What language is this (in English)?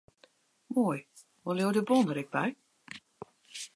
Western Frisian